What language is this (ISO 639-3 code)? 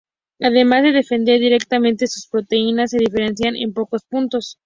spa